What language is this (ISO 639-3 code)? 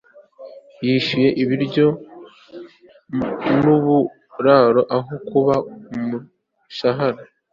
kin